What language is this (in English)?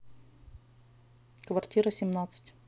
Russian